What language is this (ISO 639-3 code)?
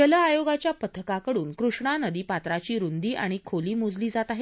mar